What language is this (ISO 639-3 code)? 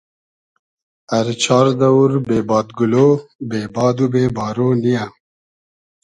haz